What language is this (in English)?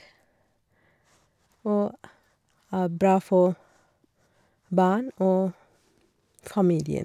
Norwegian